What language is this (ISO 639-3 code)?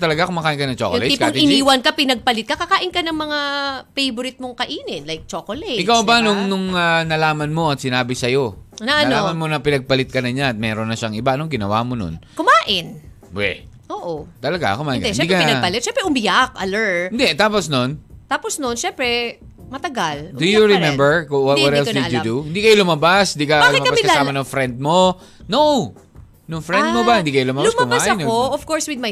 fil